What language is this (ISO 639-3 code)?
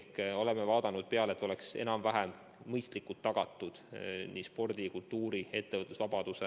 est